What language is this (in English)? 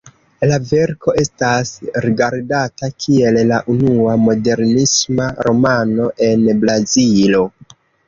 Esperanto